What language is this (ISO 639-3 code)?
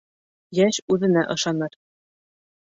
bak